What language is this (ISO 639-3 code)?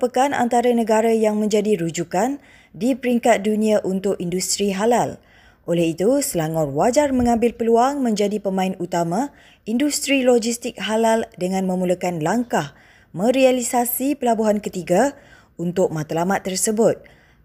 msa